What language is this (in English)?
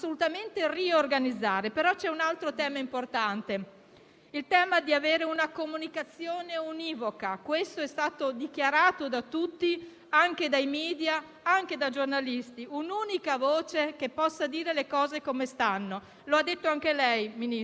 Italian